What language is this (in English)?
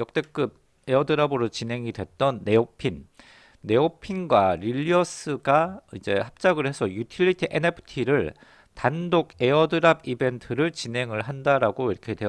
Korean